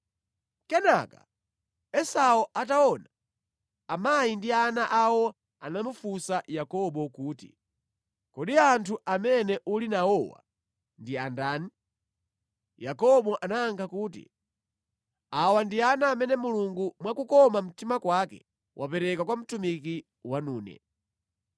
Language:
Nyanja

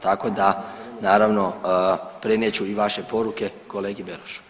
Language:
Croatian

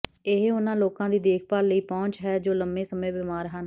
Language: Punjabi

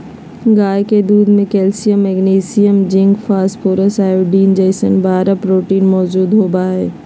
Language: Magahi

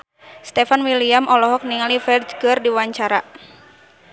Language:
Sundanese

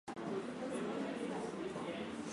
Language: Swahili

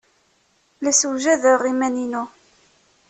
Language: Kabyle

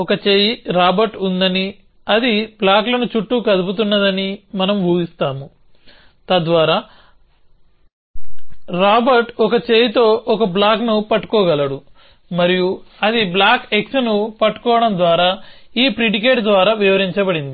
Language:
Telugu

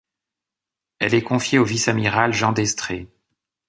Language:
French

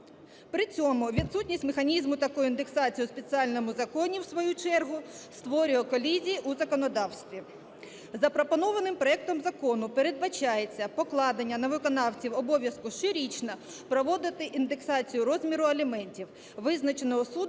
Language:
Ukrainian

